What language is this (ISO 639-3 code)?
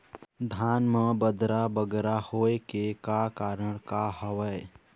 hne